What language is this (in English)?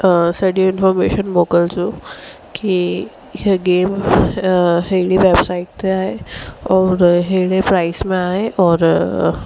Sindhi